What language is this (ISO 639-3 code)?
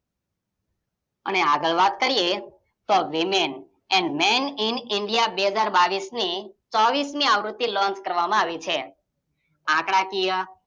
guj